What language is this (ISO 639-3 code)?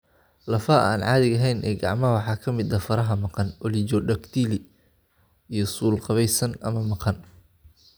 som